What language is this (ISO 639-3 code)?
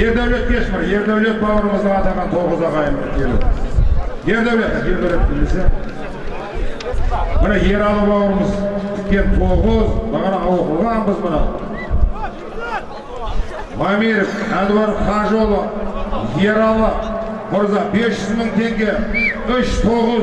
tur